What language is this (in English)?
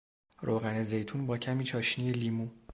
Persian